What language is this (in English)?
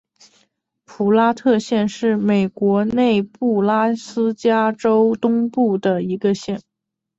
Chinese